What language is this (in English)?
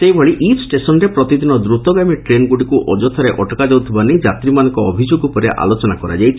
Odia